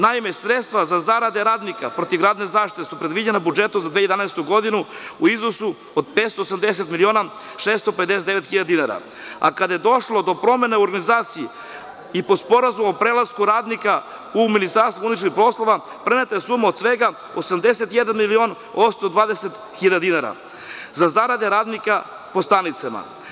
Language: Serbian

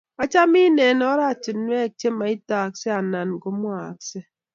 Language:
Kalenjin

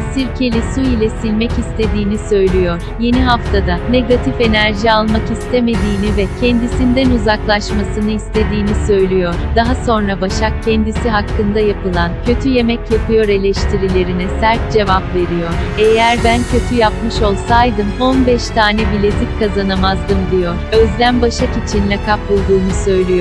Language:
Turkish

